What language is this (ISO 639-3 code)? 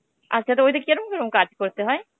ben